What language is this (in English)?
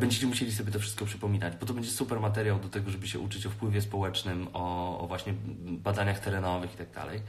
Polish